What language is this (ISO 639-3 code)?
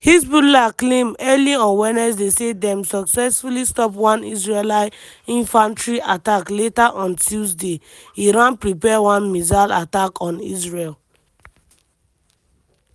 pcm